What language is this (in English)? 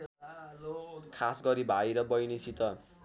Nepali